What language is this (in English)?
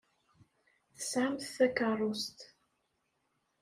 Kabyle